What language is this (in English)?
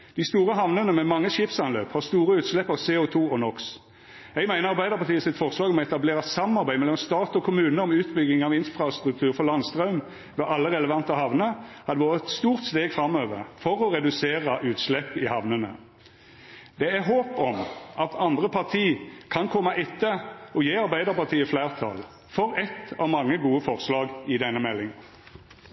Norwegian Nynorsk